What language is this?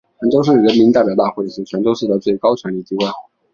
Chinese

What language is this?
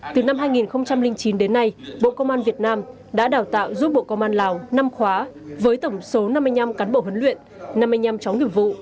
Vietnamese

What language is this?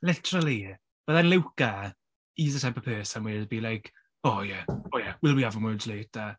Welsh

